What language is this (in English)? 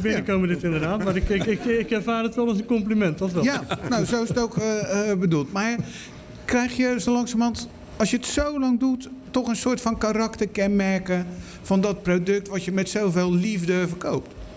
Dutch